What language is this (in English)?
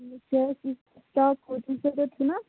Kashmiri